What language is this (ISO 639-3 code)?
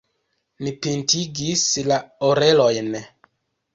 epo